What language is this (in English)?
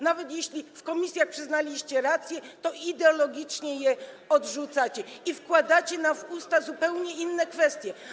Polish